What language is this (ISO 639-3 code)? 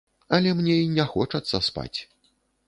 bel